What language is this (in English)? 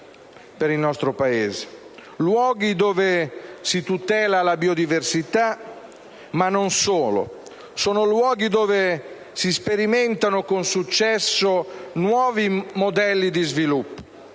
Italian